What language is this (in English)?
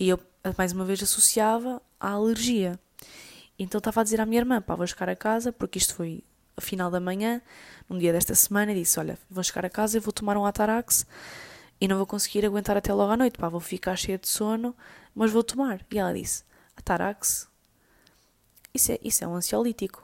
Portuguese